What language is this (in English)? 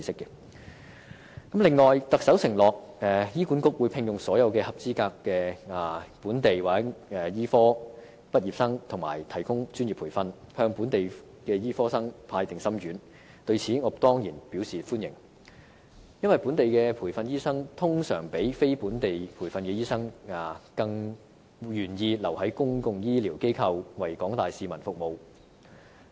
Cantonese